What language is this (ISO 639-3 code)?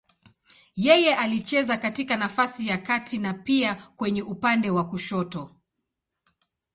swa